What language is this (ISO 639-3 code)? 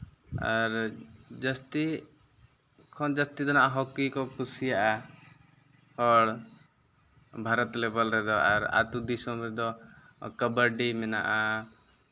sat